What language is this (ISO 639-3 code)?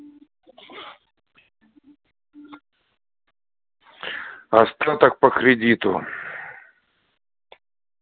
rus